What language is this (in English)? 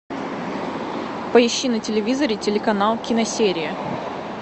Russian